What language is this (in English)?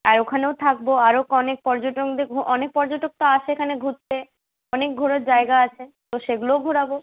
Bangla